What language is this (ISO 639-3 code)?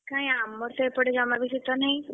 ori